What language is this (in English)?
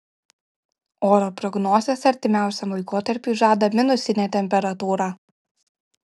Lithuanian